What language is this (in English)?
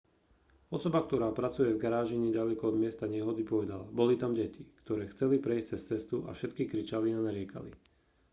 Slovak